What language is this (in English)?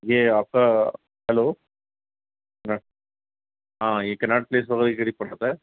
Urdu